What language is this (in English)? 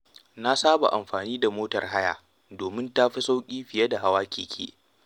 Hausa